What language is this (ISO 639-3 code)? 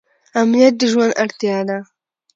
pus